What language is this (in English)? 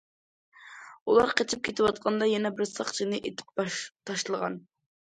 Uyghur